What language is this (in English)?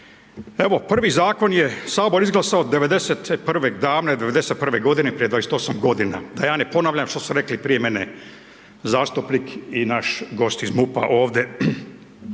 Croatian